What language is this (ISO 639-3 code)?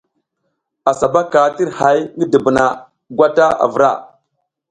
giz